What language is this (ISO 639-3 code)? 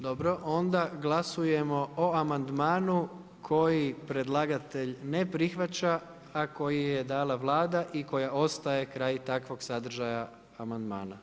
hrv